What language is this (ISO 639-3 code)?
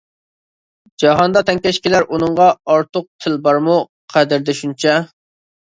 uig